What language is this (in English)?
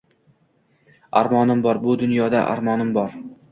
Uzbek